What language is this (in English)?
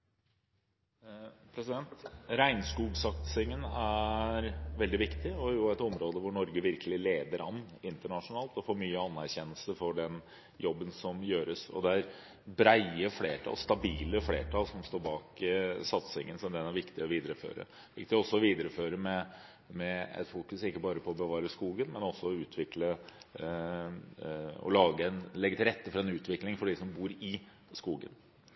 Norwegian Bokmål